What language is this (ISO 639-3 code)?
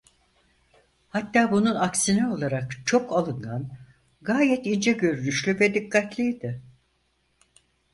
tur